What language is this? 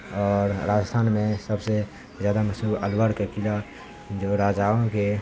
Urdu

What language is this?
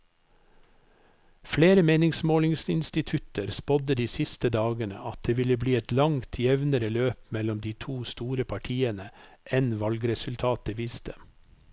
Norwegian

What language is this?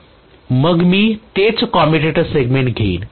Marathi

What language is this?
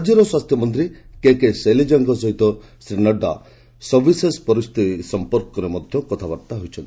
Odia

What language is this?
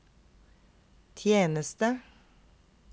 Norwegian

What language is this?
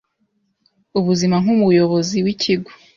Kinyarwanda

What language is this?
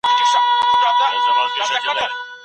Pashto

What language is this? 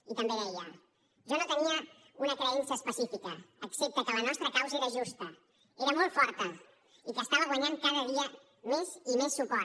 Catalan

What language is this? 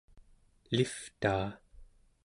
Central Yupik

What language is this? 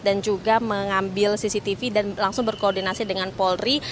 Indonesian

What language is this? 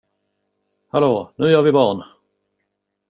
Swedish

